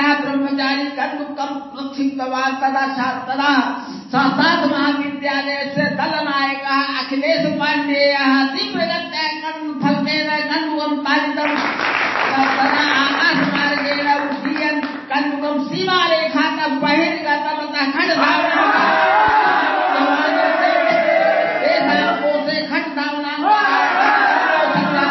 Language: Gujarati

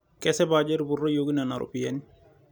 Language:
Masai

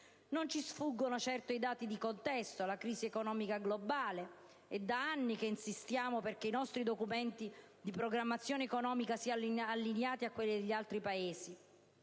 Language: Italian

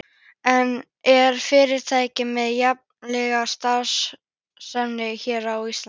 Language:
Icelandic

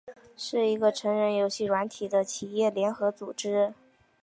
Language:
Chinese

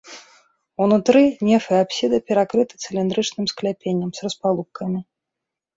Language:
Belarusian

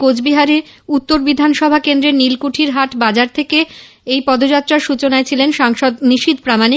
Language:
Bangla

